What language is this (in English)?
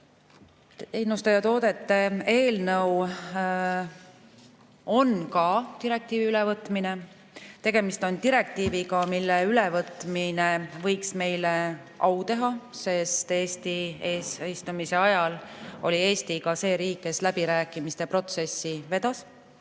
Estonian